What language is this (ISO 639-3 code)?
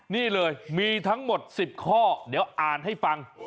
tha